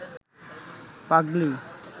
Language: Bangla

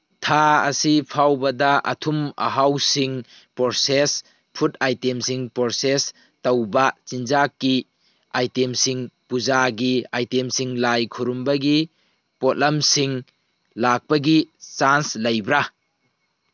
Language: Manipuri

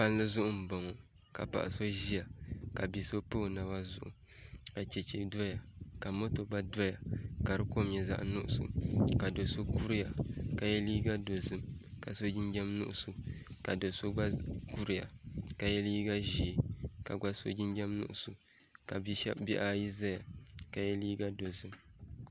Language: Dagbani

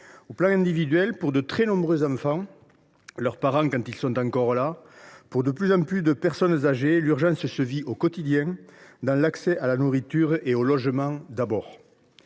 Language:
French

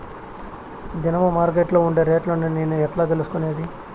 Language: Telugu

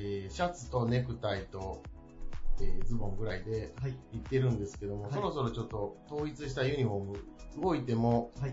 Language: Japanese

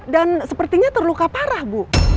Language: Indonesian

